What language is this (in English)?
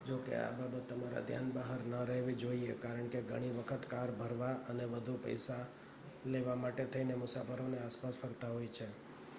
Gujarati